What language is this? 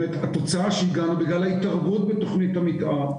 Hebrew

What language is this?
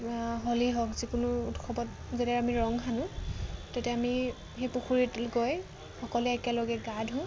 Assamese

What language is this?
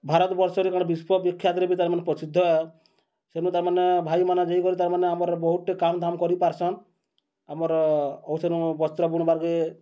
Odia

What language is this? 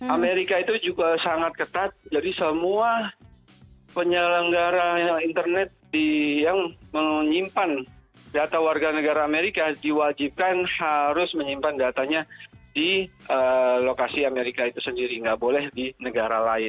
Indonesian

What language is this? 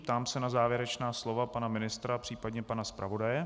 Czech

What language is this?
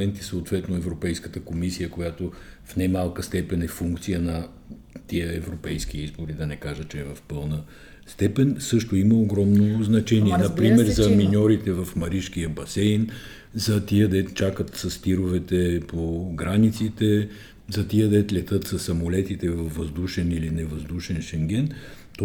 Bulgarian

